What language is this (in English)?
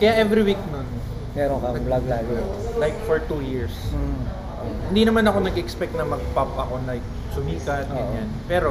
Filipino